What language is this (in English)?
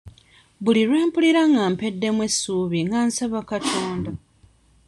Ganda